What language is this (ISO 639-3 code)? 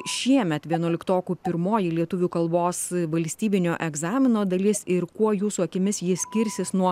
lit